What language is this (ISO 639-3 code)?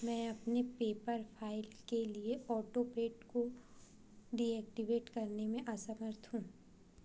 hin